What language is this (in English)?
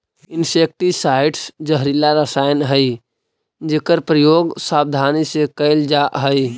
Magahi